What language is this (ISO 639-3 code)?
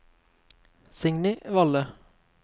nor